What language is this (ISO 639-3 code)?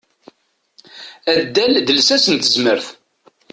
kab